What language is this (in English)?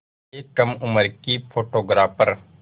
Hindi